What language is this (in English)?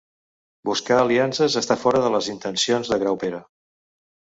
Catalan